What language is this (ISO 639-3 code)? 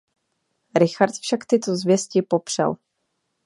ces